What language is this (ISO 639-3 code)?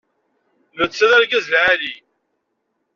kab